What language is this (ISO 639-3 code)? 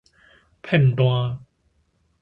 nan